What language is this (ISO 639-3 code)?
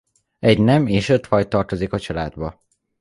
hun